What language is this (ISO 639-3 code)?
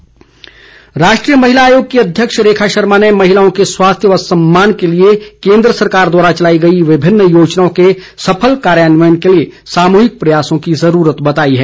hin